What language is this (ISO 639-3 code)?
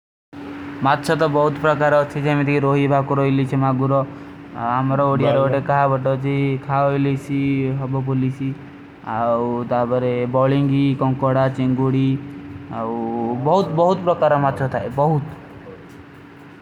uki